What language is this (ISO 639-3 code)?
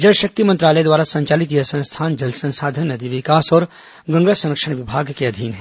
hin